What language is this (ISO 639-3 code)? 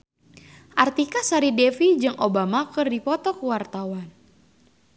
sun